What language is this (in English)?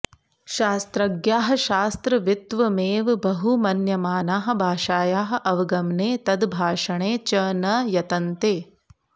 Sanskrit